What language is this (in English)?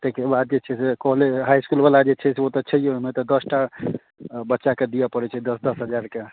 Maithili